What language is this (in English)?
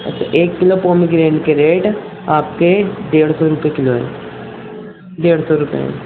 Urdu